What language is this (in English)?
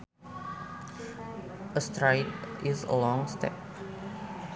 Sundanese